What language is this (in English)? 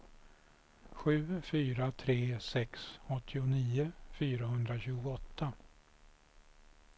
Swedish